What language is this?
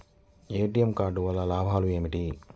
Telugu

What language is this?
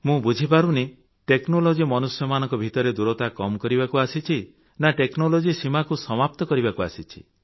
Odia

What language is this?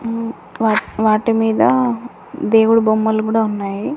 Telugu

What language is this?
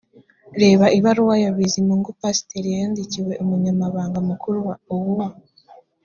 Kinyarwanda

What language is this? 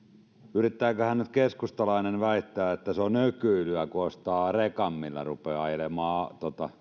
Finnish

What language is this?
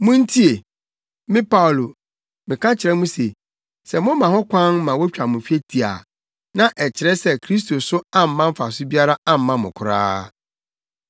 Akan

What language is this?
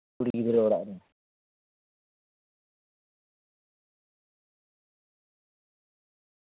Santali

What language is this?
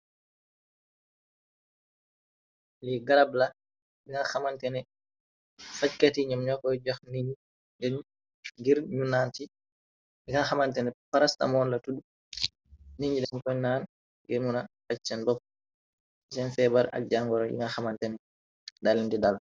Wolof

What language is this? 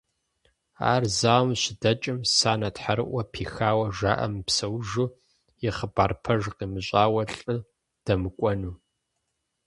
Kabardian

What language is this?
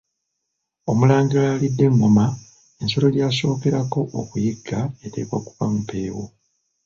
Ganda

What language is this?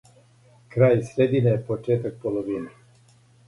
Serbian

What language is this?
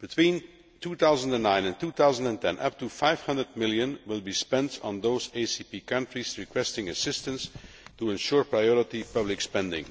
English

